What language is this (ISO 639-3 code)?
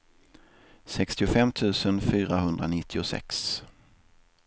swe